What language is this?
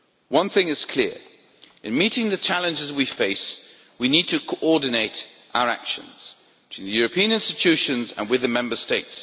English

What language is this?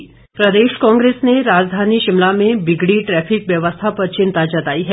Hindi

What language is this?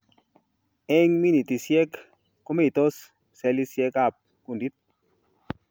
Kalenjin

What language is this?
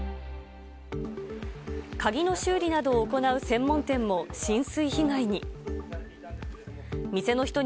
Japanese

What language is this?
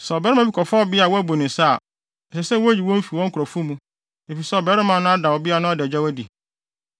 Akan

